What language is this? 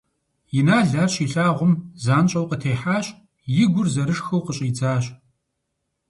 Kabardian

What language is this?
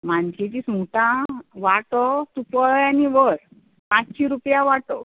Konkani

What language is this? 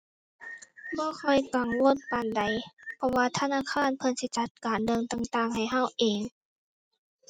Thai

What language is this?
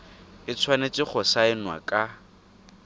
Tswana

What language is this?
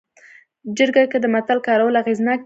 Pashto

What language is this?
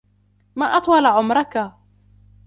Arabic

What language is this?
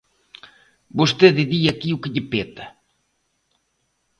Galician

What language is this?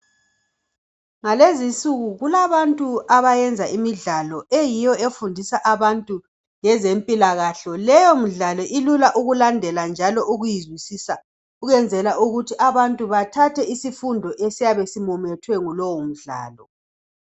North Ndebele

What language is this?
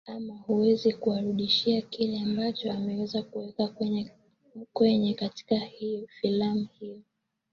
Swahili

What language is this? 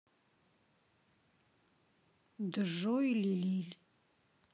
Russian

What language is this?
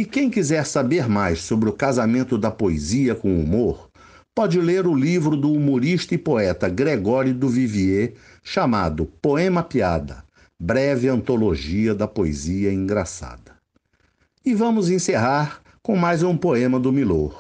Portuguese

